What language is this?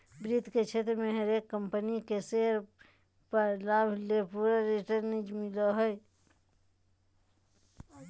Magahi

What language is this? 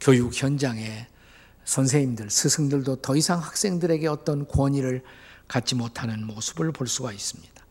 Korean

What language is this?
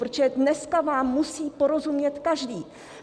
Czech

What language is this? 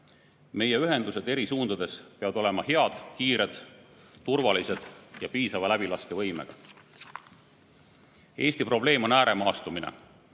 Estonian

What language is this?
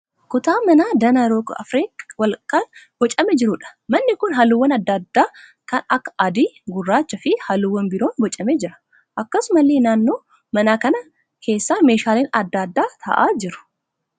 Oromo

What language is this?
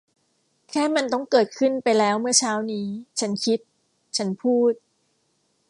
Thai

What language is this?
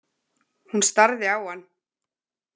Icelandic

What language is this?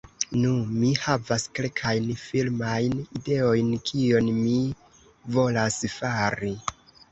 Esperanto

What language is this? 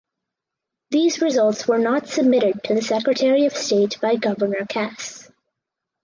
English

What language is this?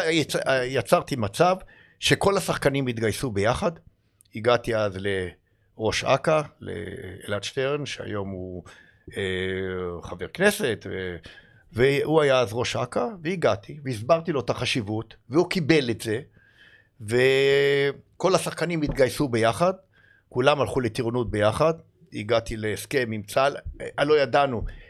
Hebrew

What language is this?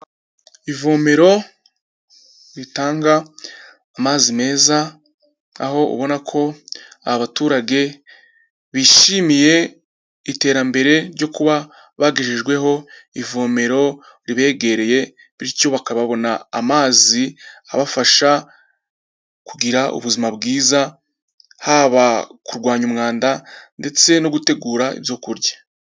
Kinyarwanda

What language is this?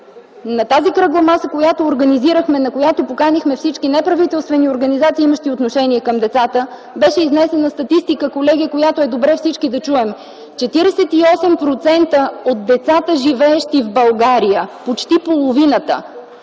Bulgarian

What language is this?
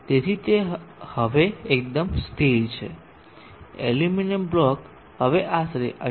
Gujarati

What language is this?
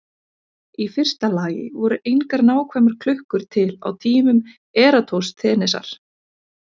Icelandic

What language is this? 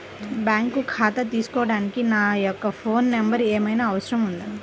Telugu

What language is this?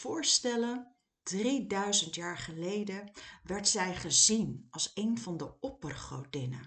Dutch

